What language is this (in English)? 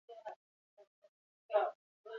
Basque